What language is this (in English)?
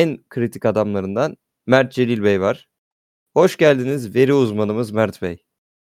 Turkish